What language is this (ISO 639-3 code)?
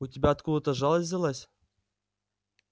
rus